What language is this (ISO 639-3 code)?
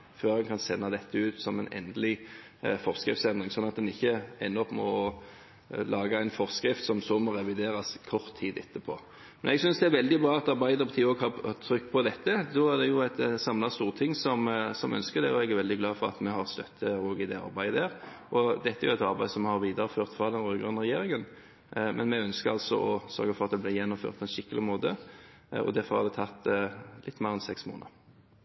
nob